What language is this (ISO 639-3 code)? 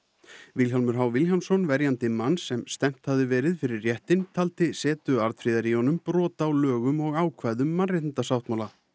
isl